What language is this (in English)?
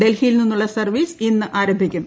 Malayalam